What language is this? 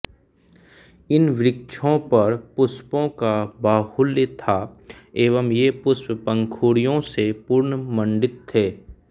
Hindi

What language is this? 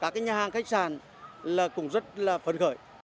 Vietnamese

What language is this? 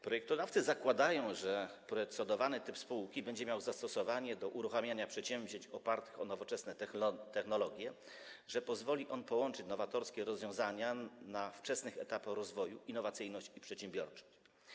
Polish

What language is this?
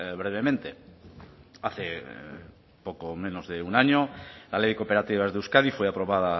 Spanish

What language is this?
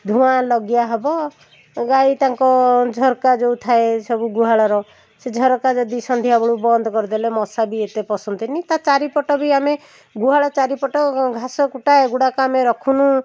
Odia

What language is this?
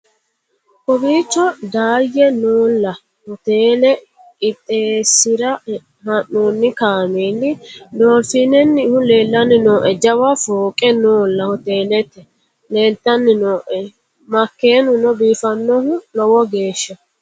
Sidamo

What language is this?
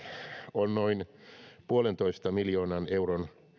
Finnish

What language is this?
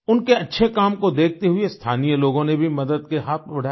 Hindi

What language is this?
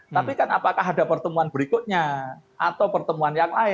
Indonesian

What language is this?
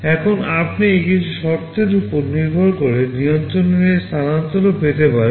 Bangla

